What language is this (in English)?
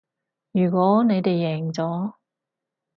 Cantonese